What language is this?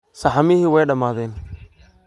Somali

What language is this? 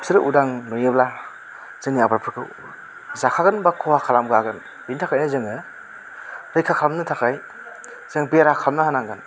Bodo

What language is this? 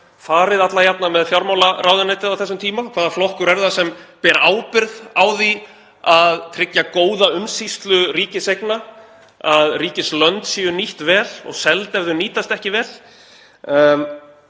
Icelandic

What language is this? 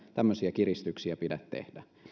Finnish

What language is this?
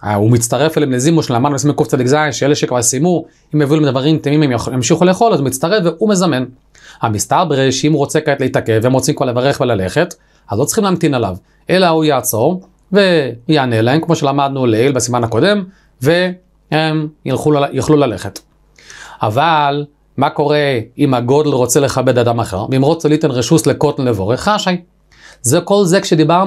Hebrew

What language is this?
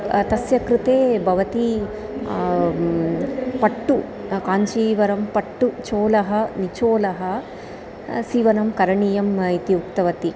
Sanskrit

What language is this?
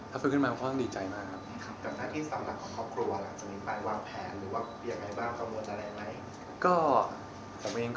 Thai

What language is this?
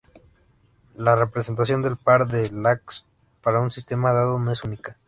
Spanish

